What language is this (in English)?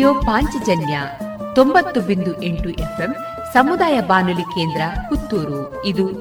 Kannada